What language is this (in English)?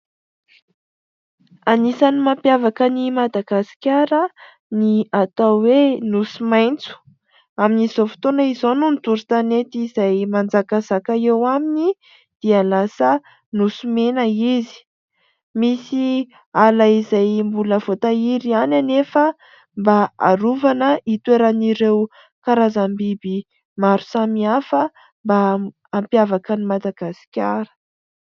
Malagasy